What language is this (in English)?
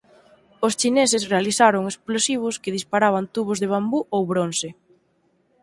Galician